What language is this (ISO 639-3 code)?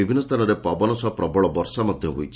ori